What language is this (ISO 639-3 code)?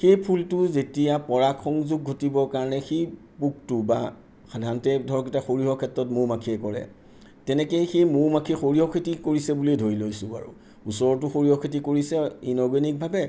asm